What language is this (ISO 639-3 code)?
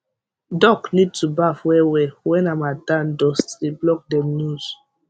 pcm